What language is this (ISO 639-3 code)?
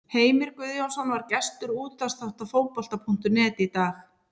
isl